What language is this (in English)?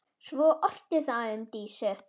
Icelandic